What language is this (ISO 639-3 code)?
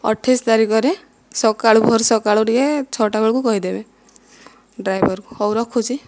ori